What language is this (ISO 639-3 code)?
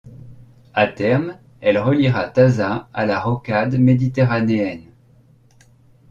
fra